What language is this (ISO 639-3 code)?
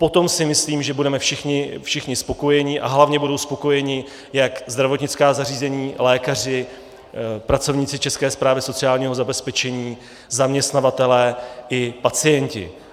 ces